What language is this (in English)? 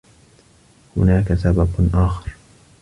Arabic